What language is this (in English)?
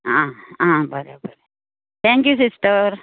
Konkani